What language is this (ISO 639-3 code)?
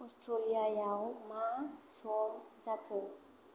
brx